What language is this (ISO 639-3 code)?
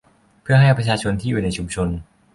tha